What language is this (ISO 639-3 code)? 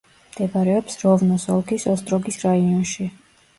kat